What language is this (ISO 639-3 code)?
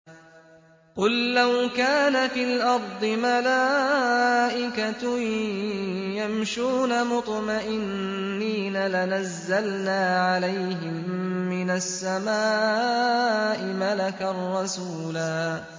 ara